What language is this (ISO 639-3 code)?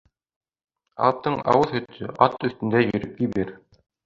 bak